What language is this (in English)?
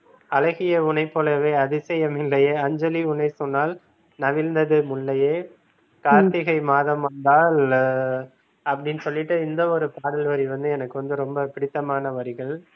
Tamil